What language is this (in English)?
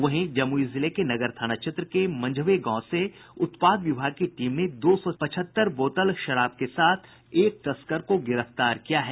Hindi